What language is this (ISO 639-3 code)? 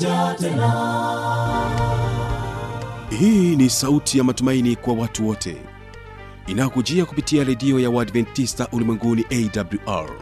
swa